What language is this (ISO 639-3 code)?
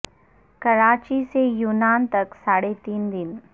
urd